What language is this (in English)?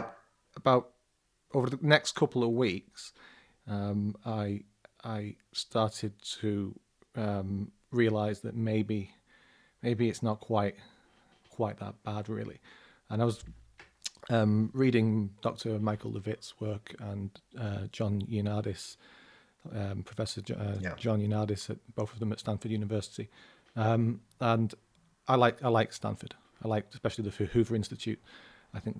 English